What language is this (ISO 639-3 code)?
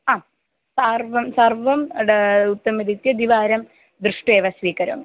san